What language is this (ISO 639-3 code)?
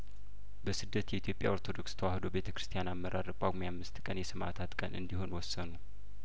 amh